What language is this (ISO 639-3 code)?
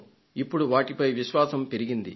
tel